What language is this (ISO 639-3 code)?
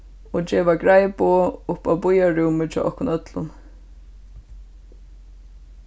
fao